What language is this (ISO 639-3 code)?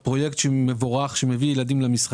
heb